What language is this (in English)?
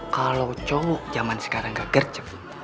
Indonesian